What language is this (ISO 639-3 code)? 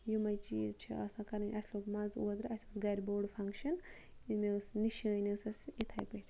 kas